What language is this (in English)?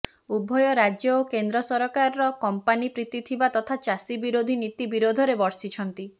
Odia